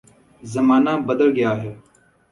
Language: Urdu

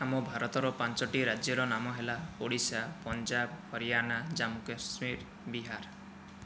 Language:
Odia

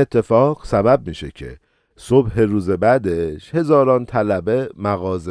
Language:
Persian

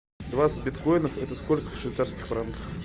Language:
Russian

